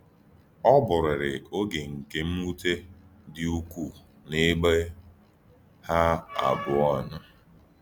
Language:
Igbo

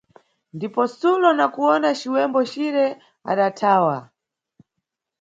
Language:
Nyungwe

